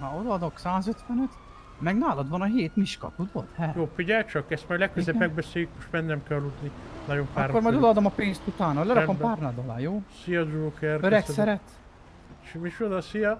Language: Hungarian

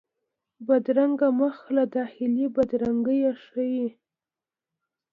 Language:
Pashto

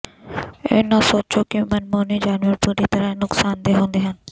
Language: Punjabi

